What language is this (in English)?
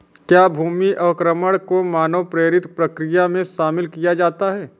Hindi